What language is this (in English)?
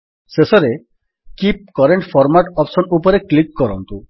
Odia